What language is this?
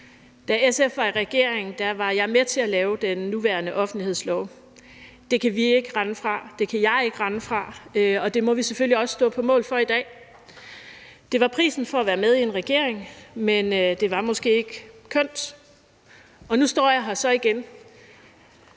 Danish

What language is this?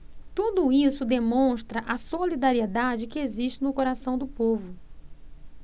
Portuguese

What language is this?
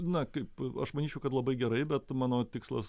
Lithuanian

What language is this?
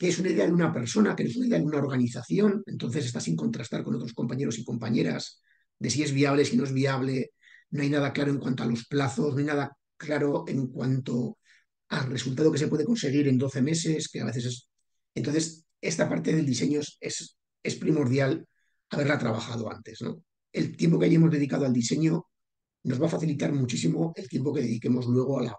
Spanish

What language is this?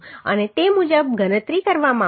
Gujarati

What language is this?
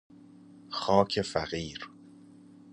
Persian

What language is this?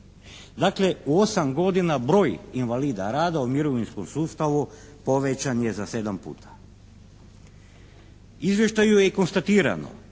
Croatian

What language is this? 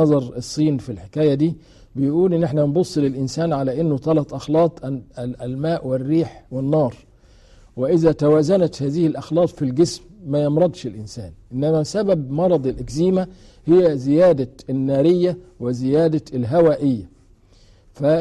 Arabic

